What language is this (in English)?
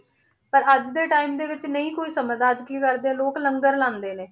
Punjabi